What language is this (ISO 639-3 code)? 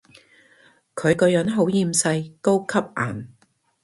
yue